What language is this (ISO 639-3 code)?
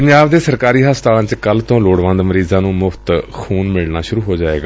pan